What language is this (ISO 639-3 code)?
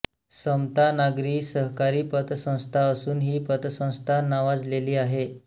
mar